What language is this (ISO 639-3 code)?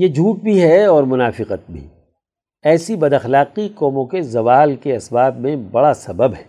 urd